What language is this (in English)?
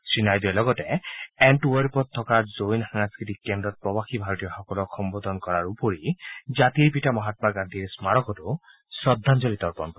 Assamese